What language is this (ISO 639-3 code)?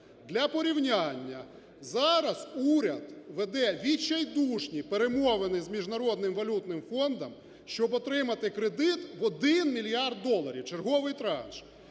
ukr